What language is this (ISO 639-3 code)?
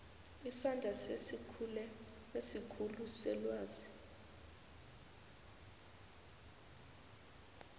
nbl